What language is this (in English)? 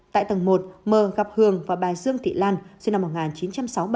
Vietnamese